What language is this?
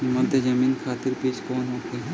Bhojpuri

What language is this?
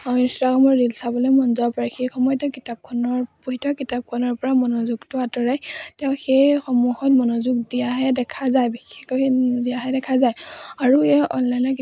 Assamese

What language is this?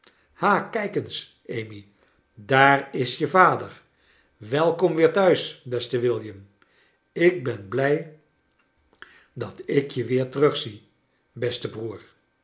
Dutch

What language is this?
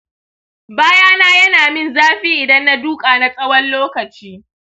Hausa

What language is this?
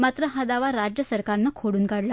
Marathi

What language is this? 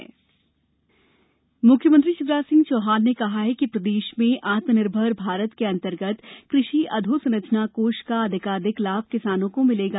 Hindi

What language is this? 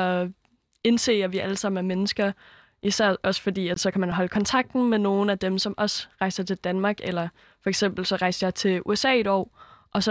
Danish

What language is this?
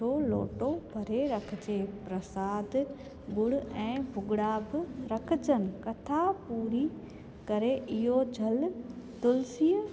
Sindhi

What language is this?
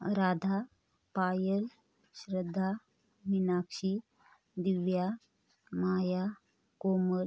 Marathi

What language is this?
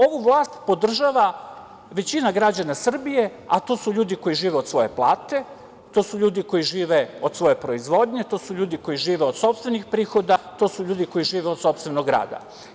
Serbian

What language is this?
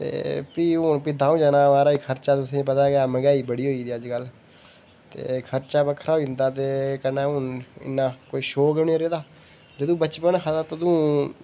Dogri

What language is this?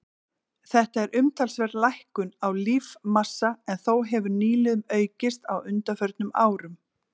Icelandic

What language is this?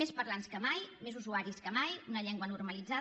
Catalan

